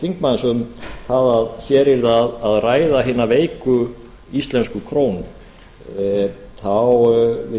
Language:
Icelandic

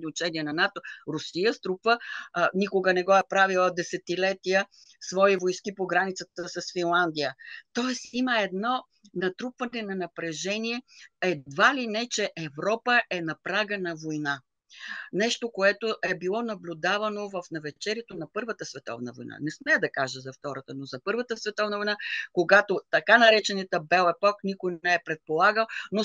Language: Bulgarian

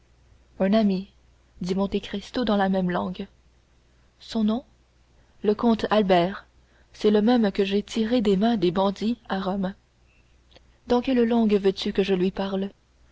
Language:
French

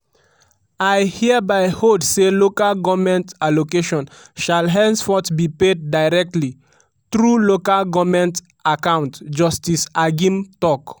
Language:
Nigerian Pidgin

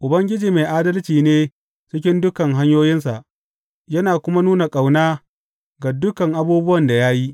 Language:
Hausa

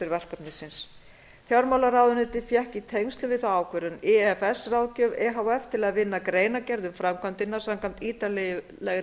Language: Icelandic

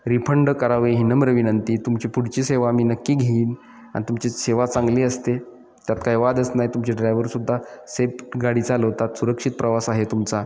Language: Marathi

